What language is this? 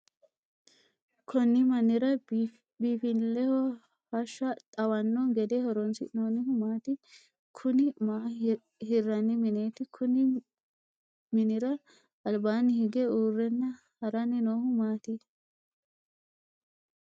Sidamo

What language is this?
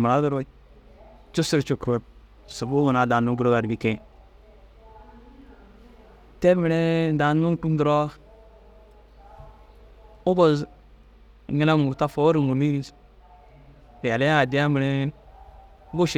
Dazaga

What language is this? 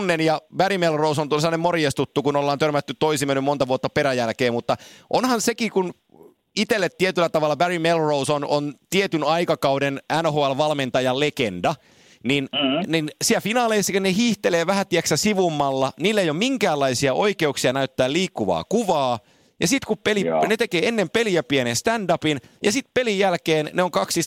Finnish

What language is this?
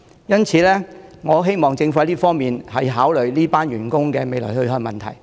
Cantonese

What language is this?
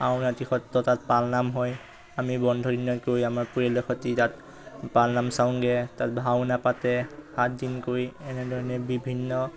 Assamese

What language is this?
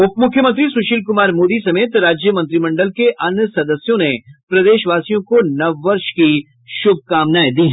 Hindi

